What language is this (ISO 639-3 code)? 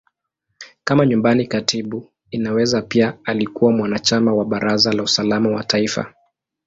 swa